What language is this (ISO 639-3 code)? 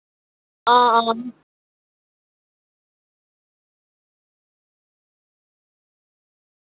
doi